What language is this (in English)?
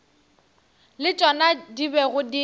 Northern Sotho